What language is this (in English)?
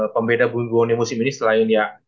Indonesian